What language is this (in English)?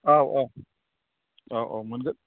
Bodo